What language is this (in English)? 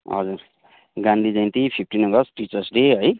Nepali